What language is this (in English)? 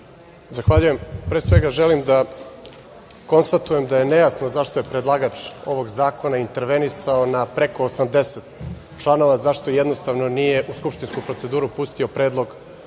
Serbian